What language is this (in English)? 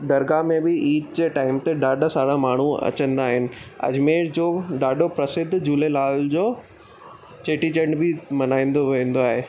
Sindhi